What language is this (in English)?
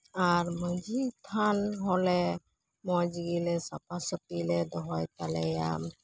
Santali